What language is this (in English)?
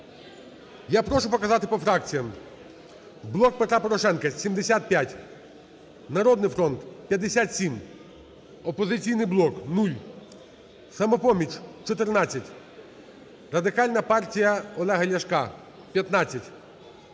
Ukrainian